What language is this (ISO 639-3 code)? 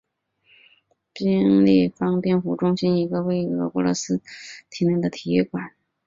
zho